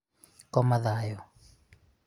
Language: Kikuyu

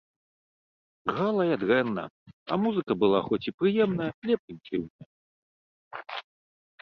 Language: Belarusian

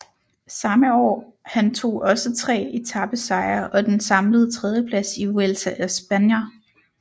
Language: Danish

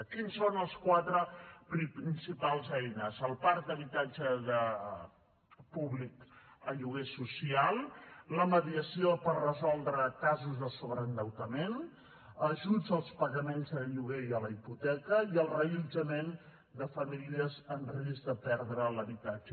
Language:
Catalan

